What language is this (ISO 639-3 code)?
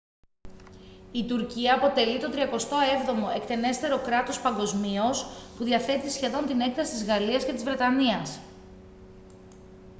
ell